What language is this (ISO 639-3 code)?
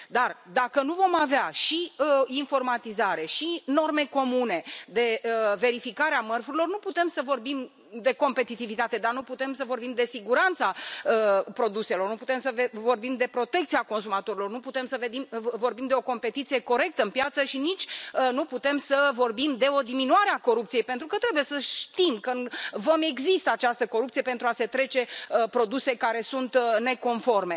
ron